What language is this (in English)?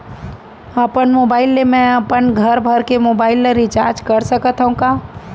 Chhattisgarhi